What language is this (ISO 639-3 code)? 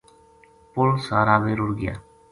gju